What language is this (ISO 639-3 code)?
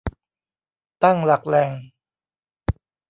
tha